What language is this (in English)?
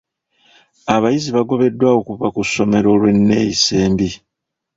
Ganda